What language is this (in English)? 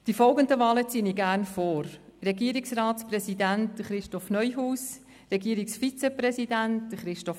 Swiss German